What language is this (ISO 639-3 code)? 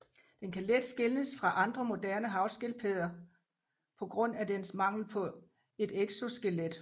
dan